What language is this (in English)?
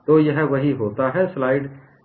Hindi